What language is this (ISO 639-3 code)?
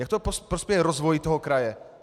ces